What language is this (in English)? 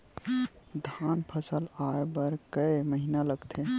Chhattisgarhi